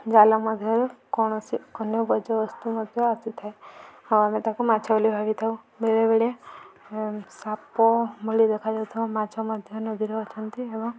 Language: Odia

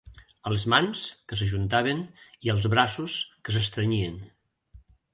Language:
Catalan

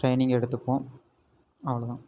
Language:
Tamil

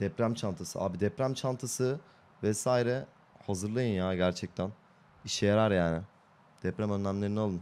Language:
Turkish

